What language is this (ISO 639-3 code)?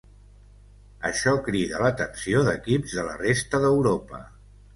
cat